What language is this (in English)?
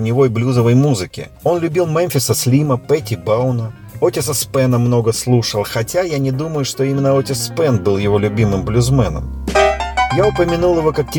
Russian